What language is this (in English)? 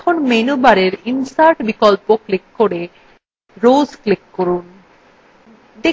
Bangla